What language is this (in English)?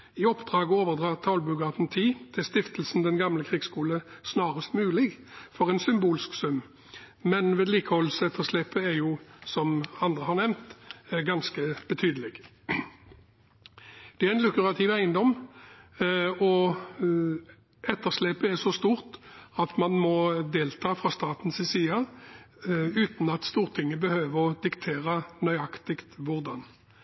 Norwegian Bokmål